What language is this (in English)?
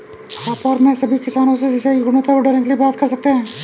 Hindi